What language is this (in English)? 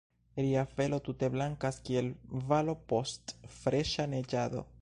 Esperanto